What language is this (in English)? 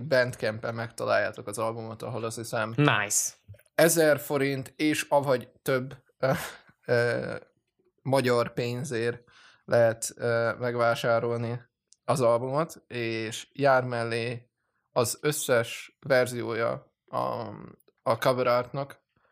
Hungarian